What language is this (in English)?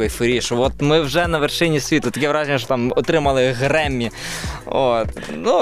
Ukrainian